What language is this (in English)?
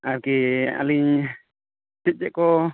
Santali